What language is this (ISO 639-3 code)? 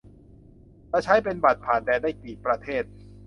tha